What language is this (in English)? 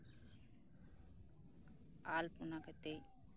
Santali